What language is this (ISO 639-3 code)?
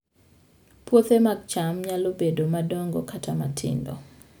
luo